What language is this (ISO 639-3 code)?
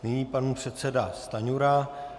ces